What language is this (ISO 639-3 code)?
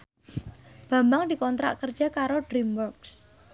jav